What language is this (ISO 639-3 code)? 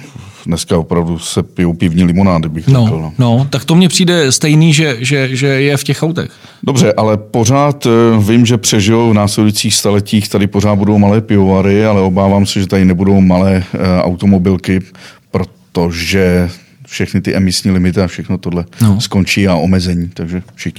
ces